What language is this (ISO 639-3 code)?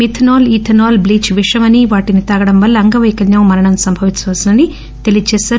tel